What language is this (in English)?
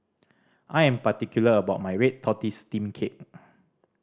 English